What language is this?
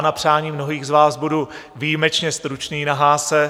Czech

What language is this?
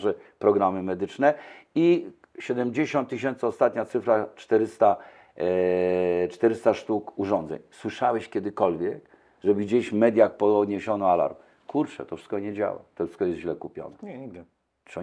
Polish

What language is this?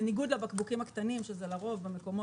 Hebrew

